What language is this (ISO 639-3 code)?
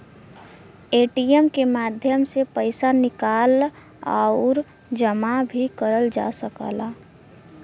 bho